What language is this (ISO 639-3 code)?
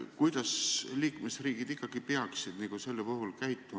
est